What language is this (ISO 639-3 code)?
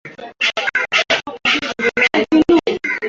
swa